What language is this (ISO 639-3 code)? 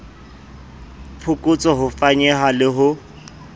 sot